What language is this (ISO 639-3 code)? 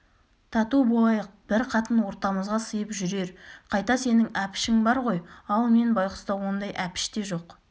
kaz